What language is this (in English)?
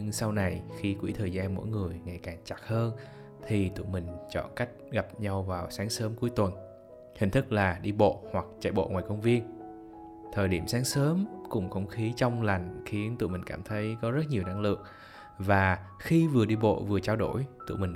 Vietnamese